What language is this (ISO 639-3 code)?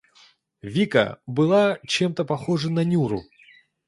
rus